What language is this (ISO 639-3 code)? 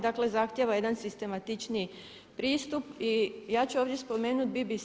hrv